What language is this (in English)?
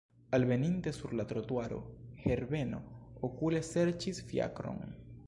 Esperanto